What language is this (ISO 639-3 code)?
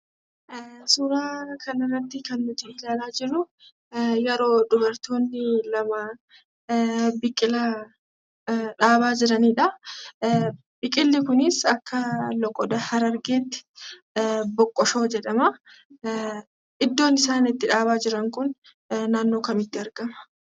orm